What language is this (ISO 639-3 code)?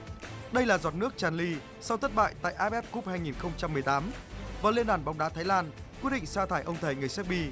vie